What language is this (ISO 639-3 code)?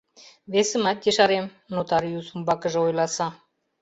chm